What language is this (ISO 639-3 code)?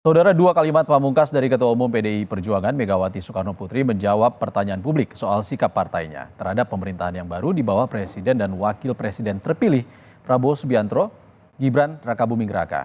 ind